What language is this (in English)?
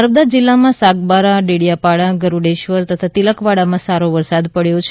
Gujarati